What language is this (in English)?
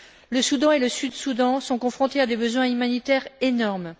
French